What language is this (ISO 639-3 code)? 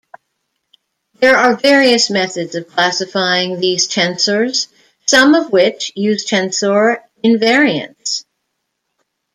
eng